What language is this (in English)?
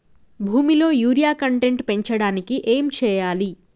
Telugu